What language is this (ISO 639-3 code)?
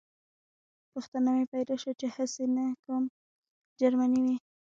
pus